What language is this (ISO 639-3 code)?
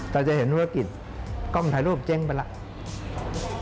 tha